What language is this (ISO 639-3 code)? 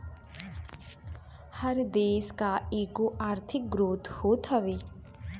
bho